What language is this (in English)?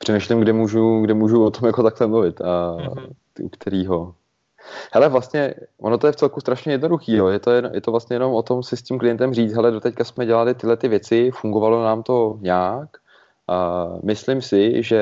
Czech